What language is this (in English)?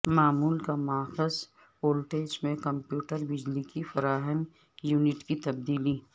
Urdu